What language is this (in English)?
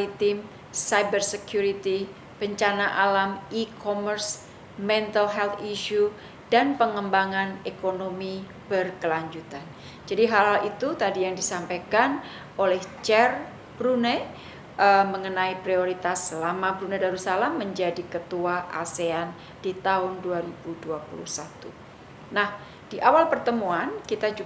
Indonesian